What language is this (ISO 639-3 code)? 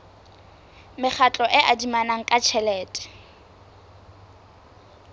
sot